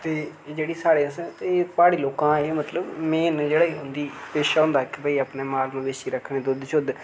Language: Dogri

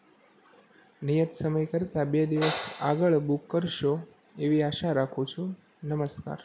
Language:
Gujarati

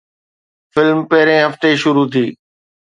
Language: Sindhi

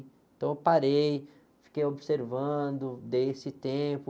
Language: Portuguese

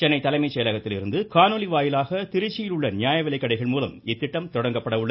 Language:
Tamil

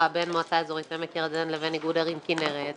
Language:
Hebrew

